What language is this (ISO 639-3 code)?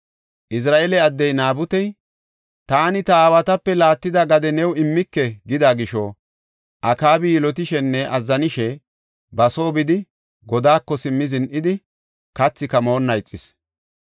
gof